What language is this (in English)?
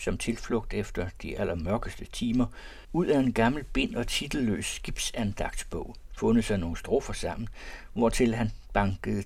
Danish